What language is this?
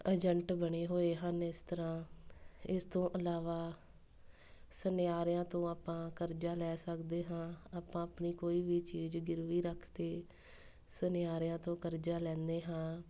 Punjabi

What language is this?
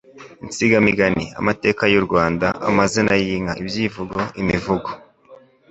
Kinyarwanda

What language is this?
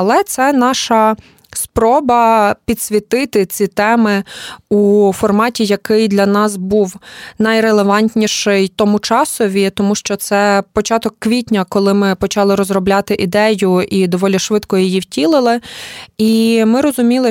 Ukrainian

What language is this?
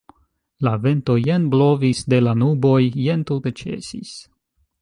Esperanto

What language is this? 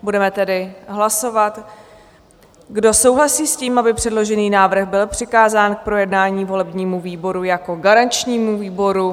Czech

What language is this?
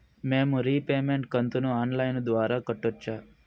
Telugu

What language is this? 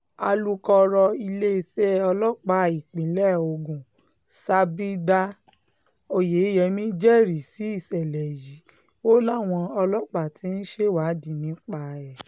Yoruba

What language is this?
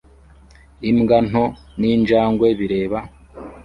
Kinyarwanda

